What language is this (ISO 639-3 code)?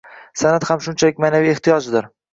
uzb